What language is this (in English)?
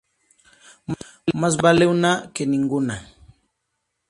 Spanish